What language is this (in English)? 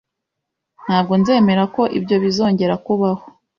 Kinyarwanda